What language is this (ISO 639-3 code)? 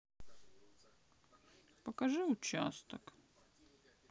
rus